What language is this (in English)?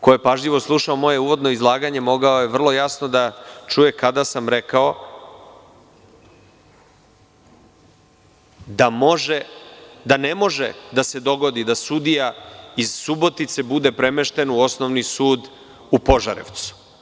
Serbian